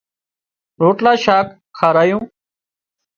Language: Wadiyara Koli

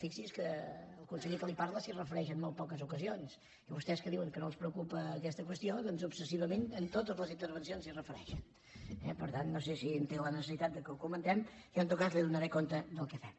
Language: Catalan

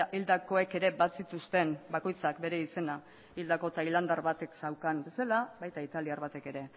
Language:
Basque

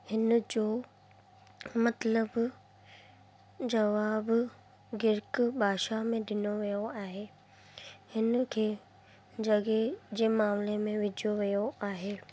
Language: Sindhi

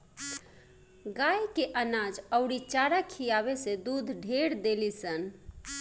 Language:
Bhojpuri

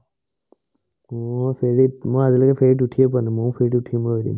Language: Assamese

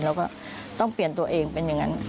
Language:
Thai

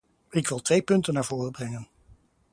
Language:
Dutch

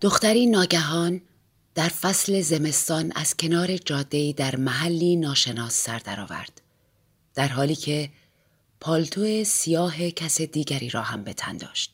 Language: Persian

